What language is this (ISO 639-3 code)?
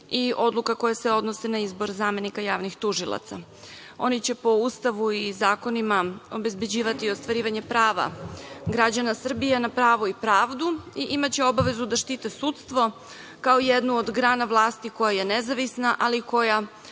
srp